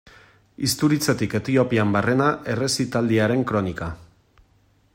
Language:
Basque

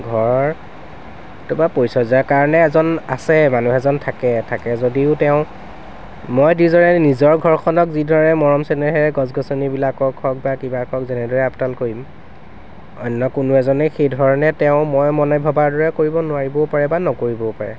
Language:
Assamese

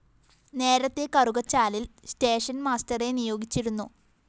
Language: Malayalam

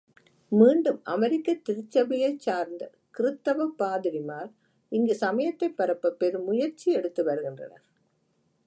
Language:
Tamil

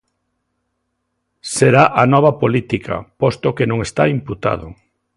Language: Galician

